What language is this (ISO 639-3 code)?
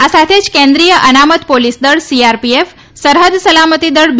guj